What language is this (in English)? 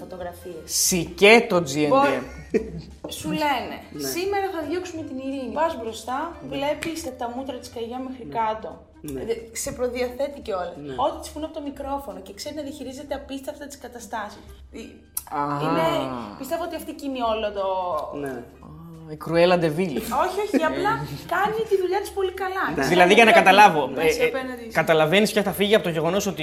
Greek